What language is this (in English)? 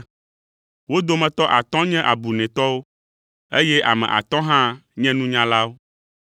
Ewe